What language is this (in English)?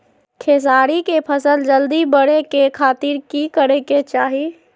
Magahi